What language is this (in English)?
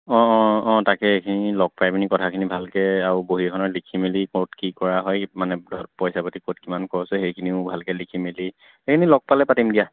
Assamese